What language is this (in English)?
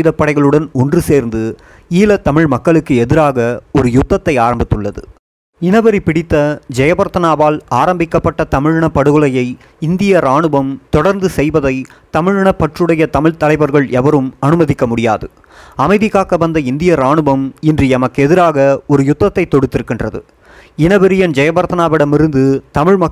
Tamil